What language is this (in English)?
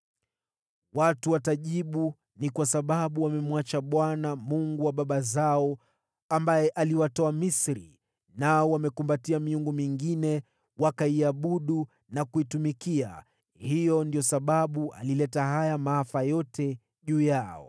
Swahili